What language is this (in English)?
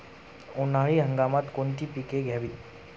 Marathi